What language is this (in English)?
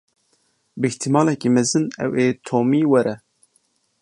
Kurdish